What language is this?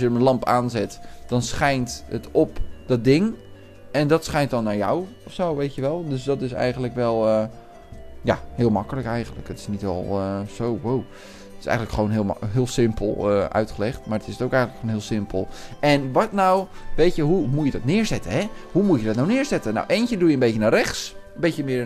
Dutch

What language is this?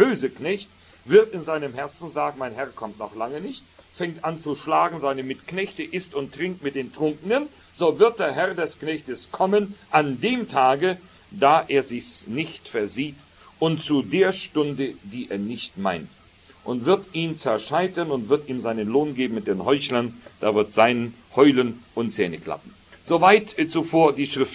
German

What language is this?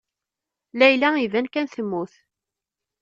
Kabyle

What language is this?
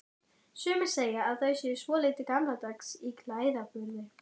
Icelandic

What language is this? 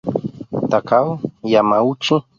Spanish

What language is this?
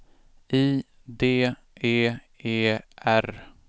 Swedish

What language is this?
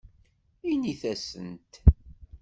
Kabyle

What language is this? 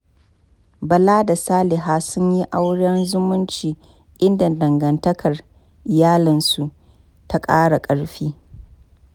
Hausa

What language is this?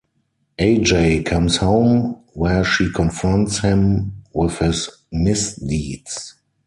English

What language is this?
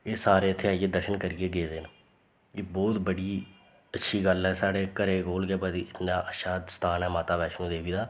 Dogri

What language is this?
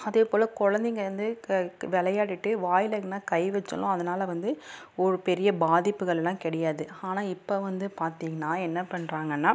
Tamil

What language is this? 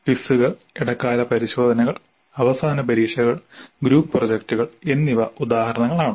Malayalam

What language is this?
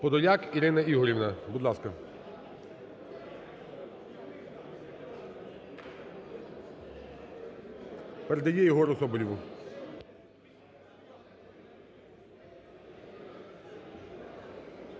Ukrainian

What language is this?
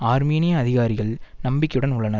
Tamil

